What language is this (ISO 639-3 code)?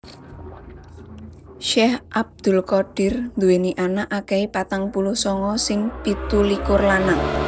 jav